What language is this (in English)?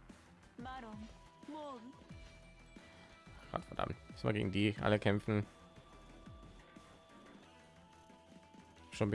German